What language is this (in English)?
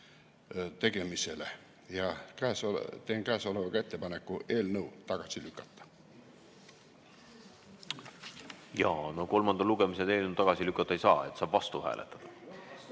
Estonian